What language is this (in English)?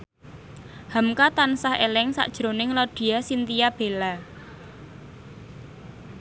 Javanese